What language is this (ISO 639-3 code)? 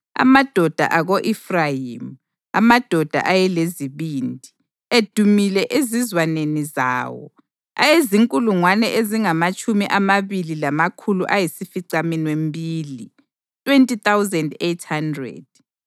nde